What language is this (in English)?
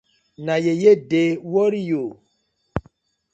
Nigerian Pidgin